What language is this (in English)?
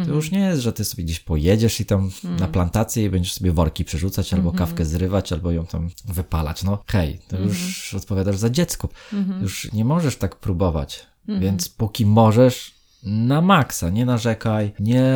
Polish